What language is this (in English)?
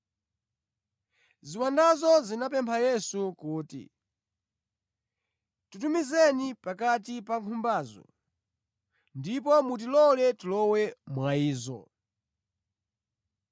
Nyanja